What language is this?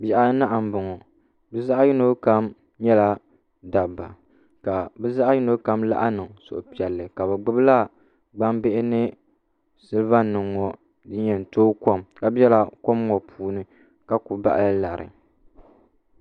Dagbani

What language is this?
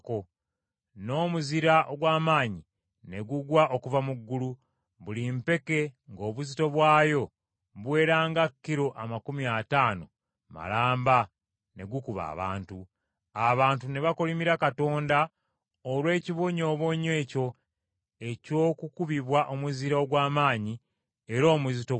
Ganda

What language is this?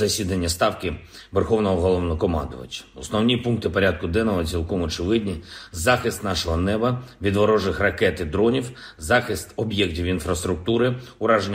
Ukrainian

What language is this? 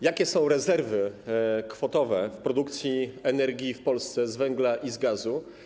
Polish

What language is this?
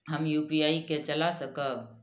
Maithili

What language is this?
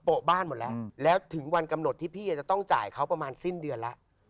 Thai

